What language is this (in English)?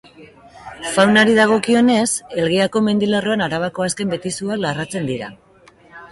Basque